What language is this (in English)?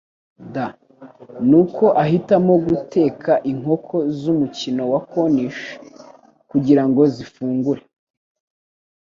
Kinyarwanda